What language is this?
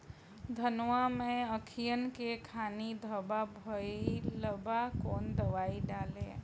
Bhojpuri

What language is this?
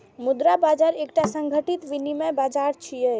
Maithili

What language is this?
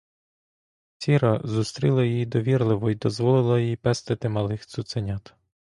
Ukrainian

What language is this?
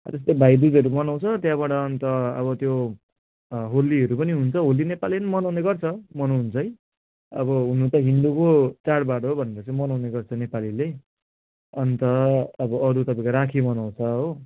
Nepali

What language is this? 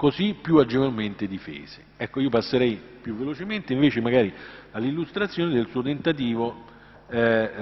Italian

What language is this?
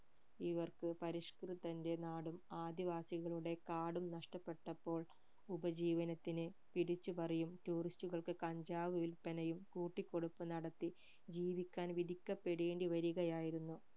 Malayalam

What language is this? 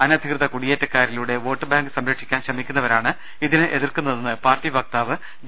Malayalam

